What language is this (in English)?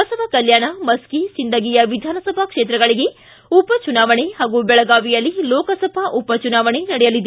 Kannada